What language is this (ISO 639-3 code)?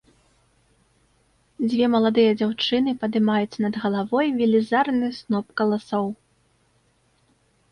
bel